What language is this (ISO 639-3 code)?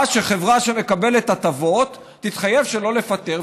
heb